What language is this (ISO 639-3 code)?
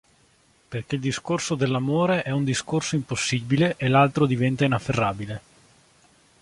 ita